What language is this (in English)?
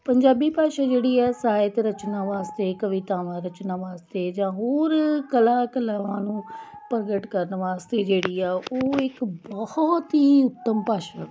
Punjabi